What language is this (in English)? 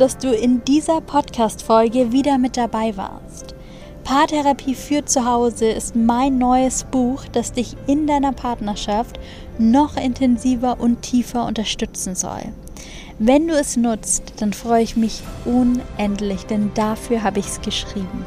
German